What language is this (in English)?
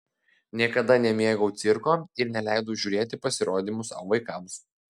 Lithuanian